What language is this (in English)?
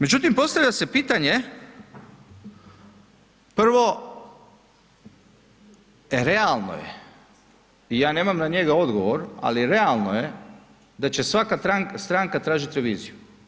Croatian